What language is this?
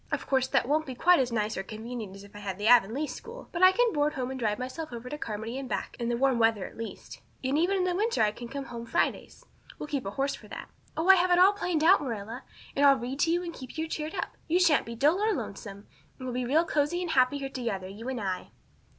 English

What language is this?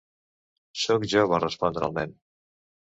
Catalan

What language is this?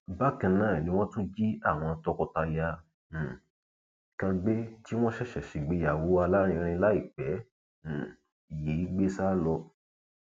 Yoruba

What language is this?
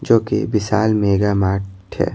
Hindi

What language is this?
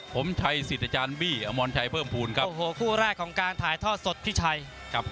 Thai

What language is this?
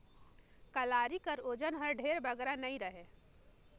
Chhattisgarhi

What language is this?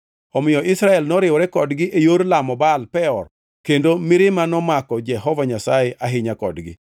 Luo (Kenya and Tanzania)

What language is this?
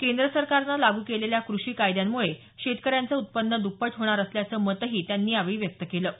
Marathi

